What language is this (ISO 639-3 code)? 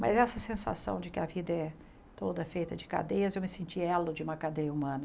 por